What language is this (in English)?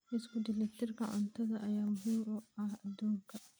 Somali